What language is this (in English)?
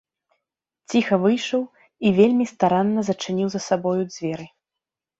Belarusian